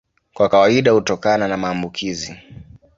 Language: Swahili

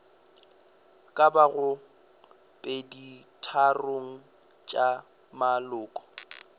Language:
Northern Sotho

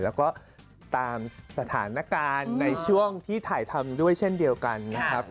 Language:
Thai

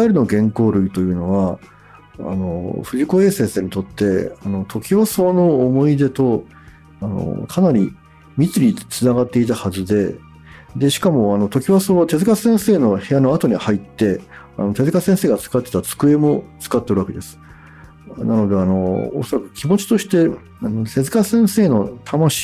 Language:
Japanese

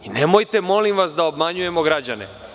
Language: Serbian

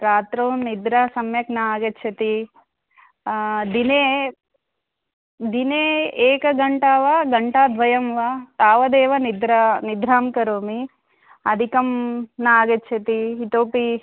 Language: Sanskrit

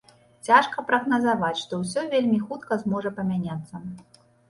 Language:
Belarusian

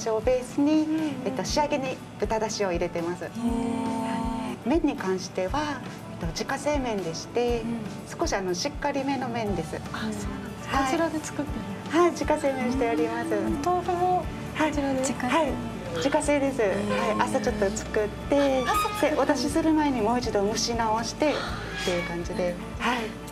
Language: Japanese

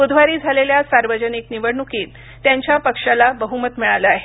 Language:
Marathi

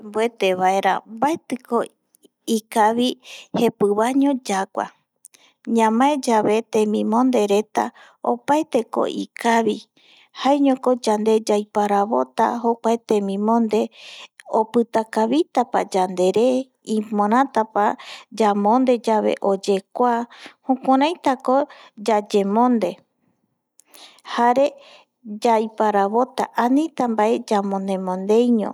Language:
Eastern Bolivian Guaraní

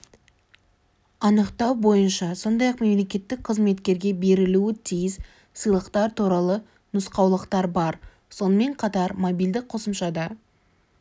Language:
Kazakh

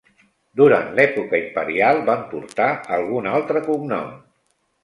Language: Catalan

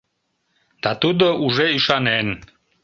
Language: Mari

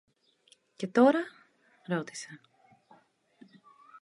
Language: Greek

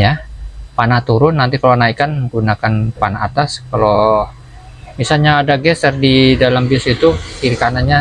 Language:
Indonesian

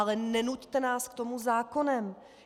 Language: Czech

